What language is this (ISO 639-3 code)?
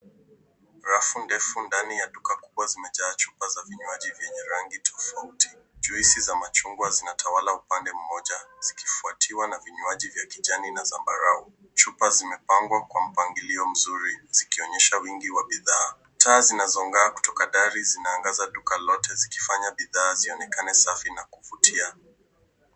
swa